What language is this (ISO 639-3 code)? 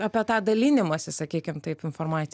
lit